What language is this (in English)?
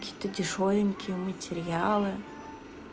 Russian